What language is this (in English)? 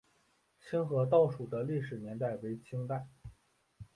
Chinese